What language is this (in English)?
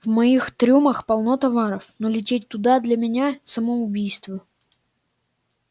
Russian